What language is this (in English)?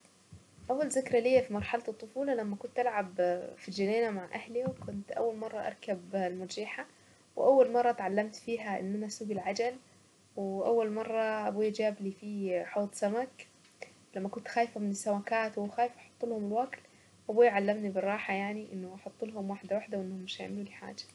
Saidi Arabic